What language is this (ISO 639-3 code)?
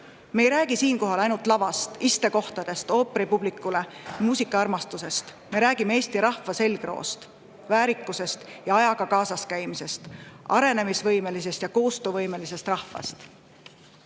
est